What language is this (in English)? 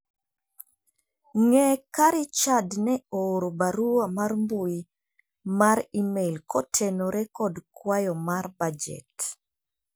Luo (Kenya and Tanzania)